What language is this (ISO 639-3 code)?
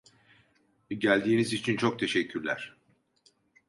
tur